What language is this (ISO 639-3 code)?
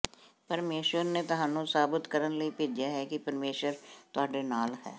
pan